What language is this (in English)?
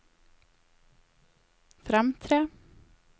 Norwegian